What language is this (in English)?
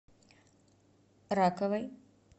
Russian